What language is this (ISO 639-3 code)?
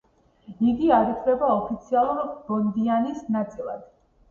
kat